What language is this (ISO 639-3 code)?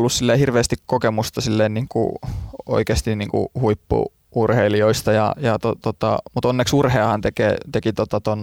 fin